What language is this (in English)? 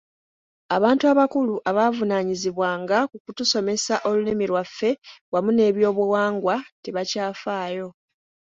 Ganda